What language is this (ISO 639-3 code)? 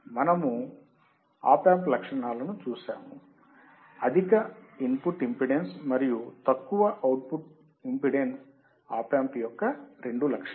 tel